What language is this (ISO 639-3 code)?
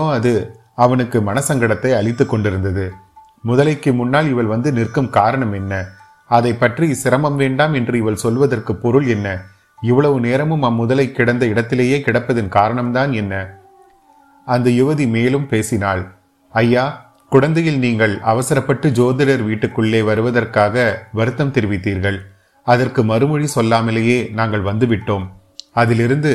tam